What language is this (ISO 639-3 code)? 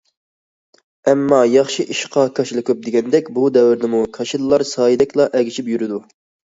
uig